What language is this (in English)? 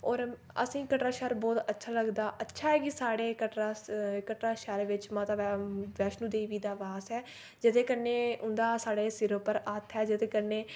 Dogri